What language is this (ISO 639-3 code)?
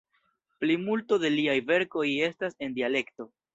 epo